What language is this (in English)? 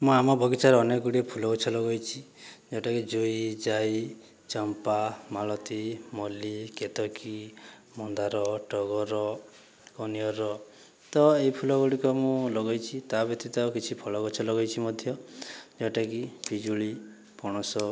Odia